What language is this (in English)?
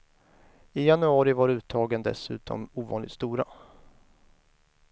Swedish